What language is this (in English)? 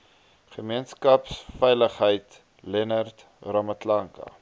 Afrikaans